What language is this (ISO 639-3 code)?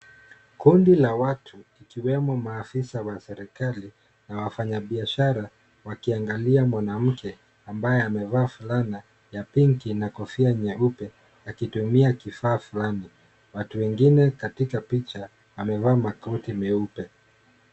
swa